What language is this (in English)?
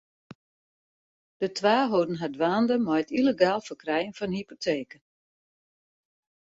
Western Frisian